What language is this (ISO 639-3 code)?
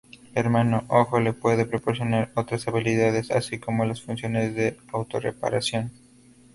spa